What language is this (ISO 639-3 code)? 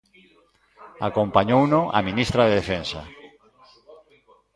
glg